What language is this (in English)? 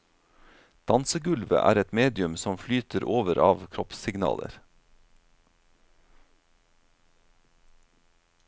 Norwegian